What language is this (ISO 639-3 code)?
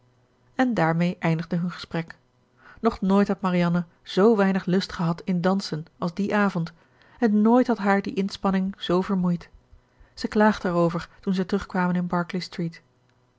nld